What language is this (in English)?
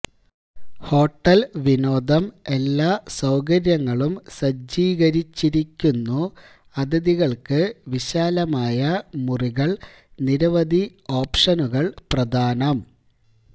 Malayalam